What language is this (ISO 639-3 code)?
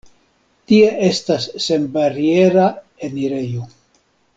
epo